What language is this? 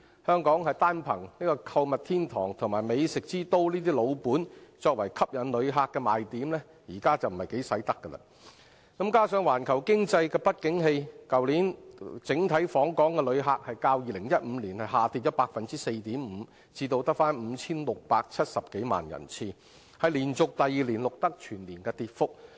Cantonese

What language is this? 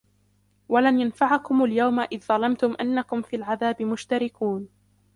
Arabic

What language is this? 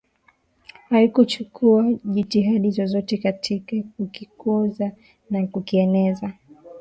Swahili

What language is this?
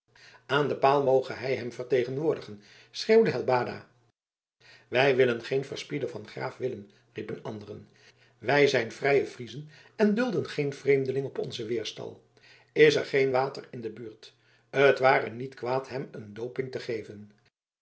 Dutch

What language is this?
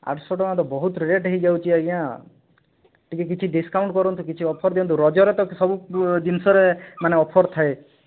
Odia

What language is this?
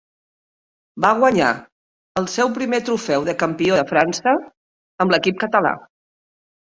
Catalan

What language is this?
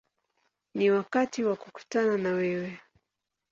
Swahili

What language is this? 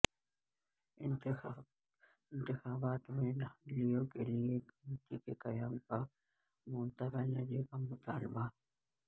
Urdu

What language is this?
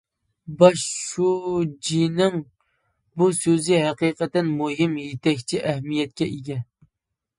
Uyghur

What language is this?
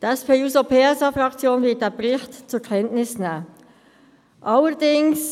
Swiss German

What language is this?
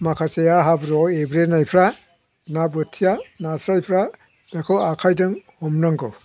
Bodo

